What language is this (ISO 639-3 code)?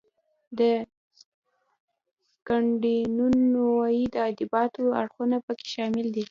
pus